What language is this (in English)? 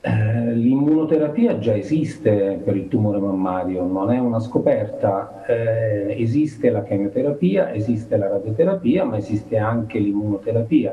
Italian